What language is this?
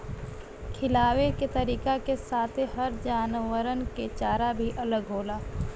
Bhojpuri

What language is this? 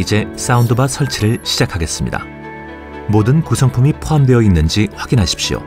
Korean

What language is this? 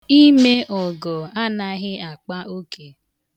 Igbo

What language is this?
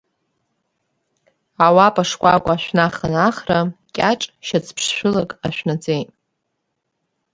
Abkhazian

